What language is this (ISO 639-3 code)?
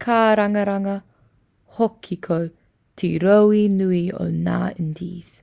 mri